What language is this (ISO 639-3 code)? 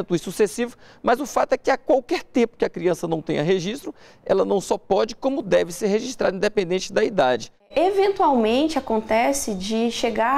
por